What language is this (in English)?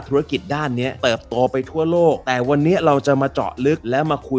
Thai